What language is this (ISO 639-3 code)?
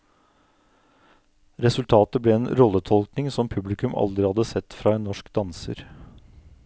nor